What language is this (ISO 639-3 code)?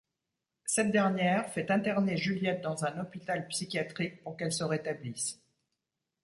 fra